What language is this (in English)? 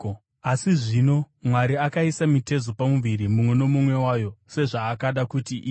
Shona